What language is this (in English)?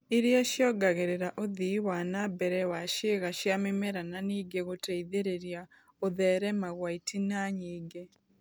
Kikuyu